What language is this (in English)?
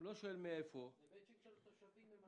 Hebrew